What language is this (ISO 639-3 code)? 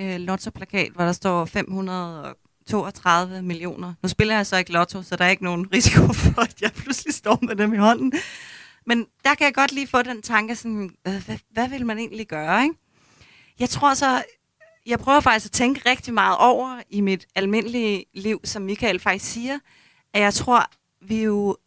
dan